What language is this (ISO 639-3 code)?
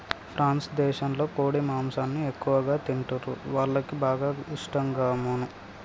tel